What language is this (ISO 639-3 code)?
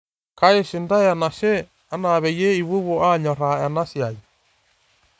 mas